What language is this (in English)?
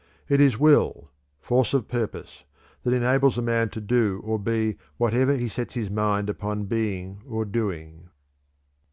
English